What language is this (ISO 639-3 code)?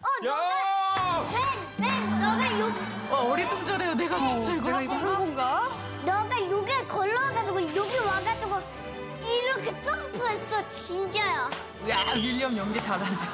kor